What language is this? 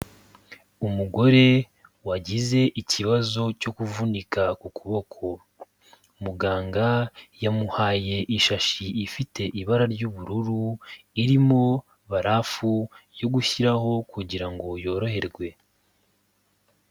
Kinyarwanda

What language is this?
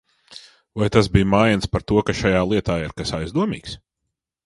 Latvian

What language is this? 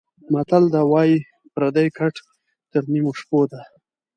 Pashto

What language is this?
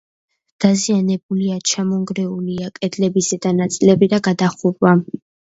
Georgian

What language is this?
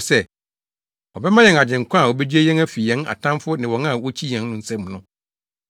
Akan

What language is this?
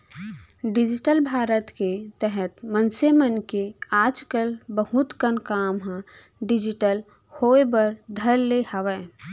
Chhattisgarhi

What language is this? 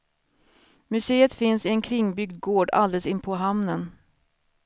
Swedish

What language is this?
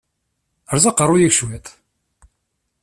Kabyle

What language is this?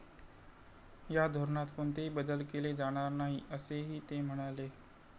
Marathi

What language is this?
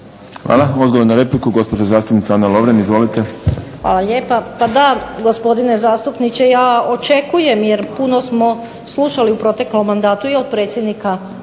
Croatian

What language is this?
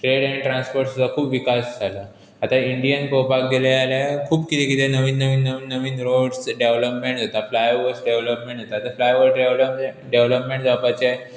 Konkani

